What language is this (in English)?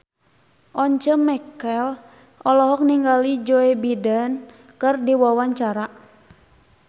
Sundanese